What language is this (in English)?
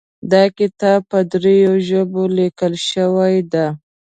Pashto